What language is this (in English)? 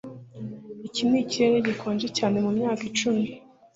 Kinyarwanda